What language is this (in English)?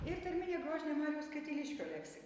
Lithuanian